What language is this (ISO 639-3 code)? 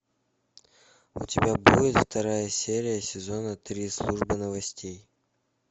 rus